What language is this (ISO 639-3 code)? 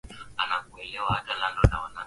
swa